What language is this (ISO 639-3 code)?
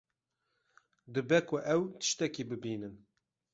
kur